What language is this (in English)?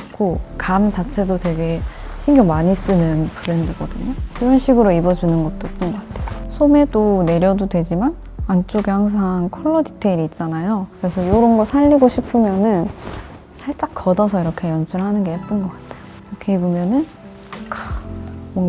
Korean